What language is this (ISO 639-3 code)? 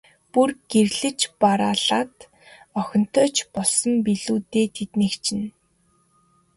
mon